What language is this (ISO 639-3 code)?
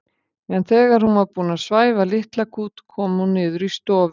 isl